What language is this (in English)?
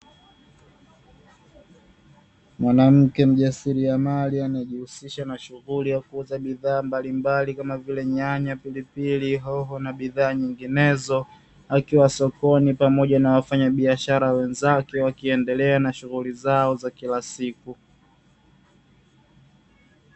Swahili